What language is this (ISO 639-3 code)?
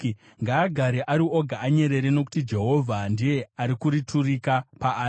sna